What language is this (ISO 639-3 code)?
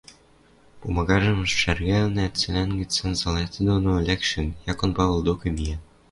mrj